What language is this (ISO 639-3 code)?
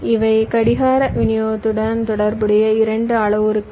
tam